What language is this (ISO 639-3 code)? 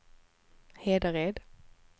swe